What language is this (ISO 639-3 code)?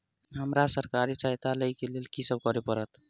mai